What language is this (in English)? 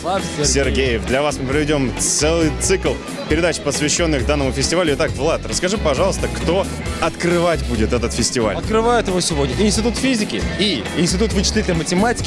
Russian